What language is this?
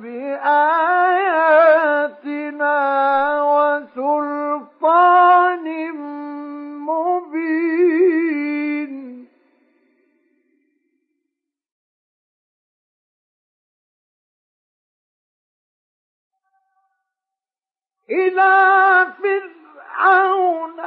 Arabic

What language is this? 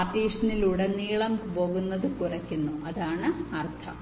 Malayalam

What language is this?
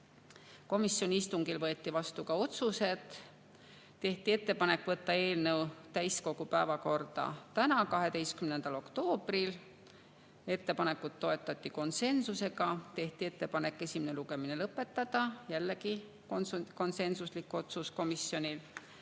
Estonian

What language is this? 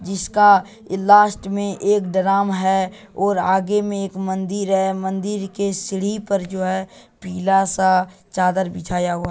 Magahi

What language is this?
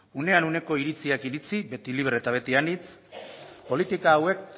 Basque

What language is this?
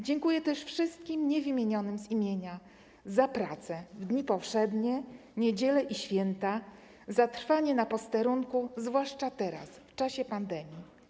Polish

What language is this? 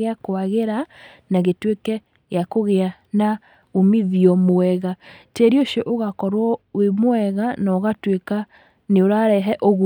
Kikuyu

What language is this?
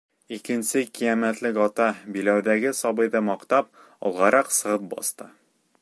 Bashkir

